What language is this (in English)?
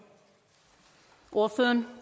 Danish